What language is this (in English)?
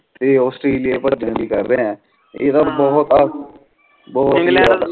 Punjabi